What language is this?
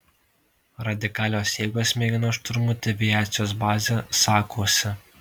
Lithuanian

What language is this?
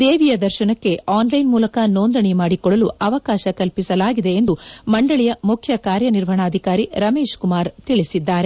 Kannada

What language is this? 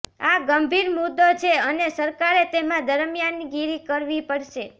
Gujarati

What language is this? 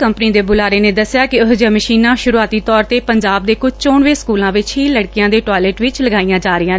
Punjabi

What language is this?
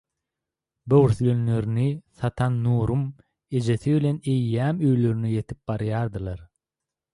Turkmen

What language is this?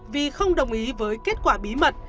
Vietnamese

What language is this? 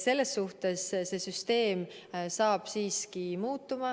Estonian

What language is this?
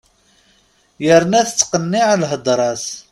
Kabyle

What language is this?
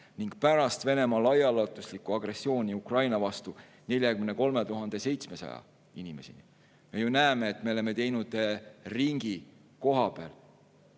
Estonian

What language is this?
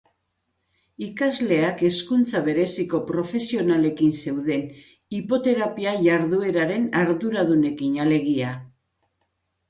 Basque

